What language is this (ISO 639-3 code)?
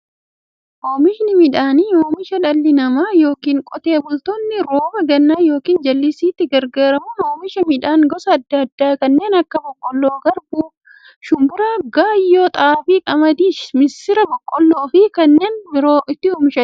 orm